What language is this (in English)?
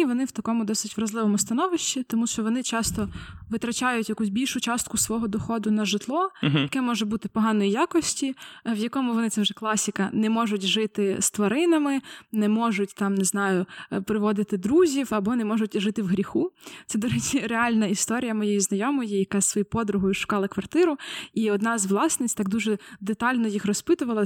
Ukrainian